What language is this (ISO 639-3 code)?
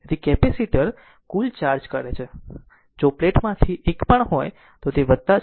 guj